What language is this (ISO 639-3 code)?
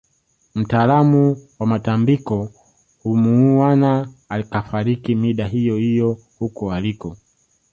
swa